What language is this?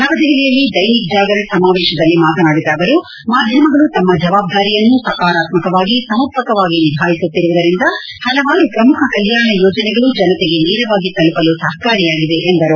Kannada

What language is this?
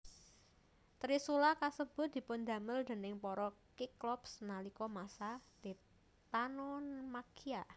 Javanese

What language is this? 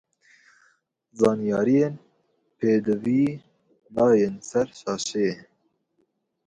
Kurdish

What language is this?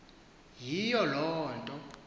Xhosa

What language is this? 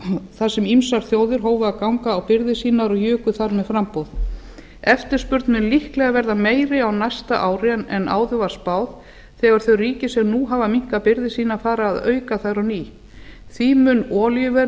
Icelandic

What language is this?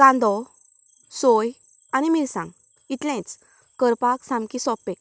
Konkani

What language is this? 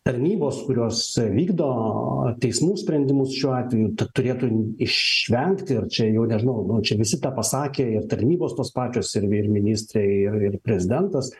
Lithuanian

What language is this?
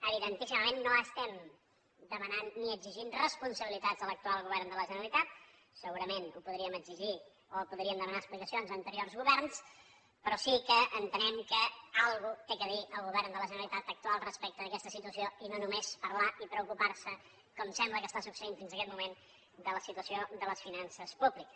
Catalan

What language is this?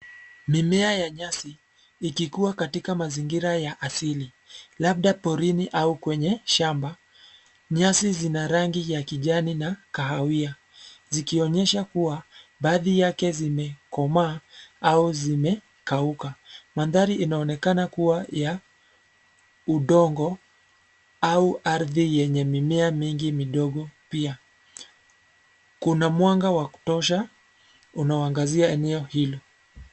Swahili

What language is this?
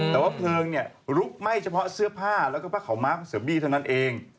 Thai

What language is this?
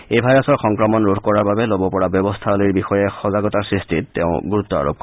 Assamese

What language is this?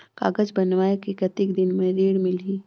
Chhattisgarhi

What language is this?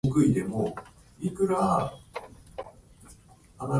Japanese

